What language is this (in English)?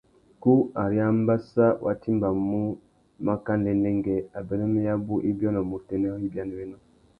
Tuki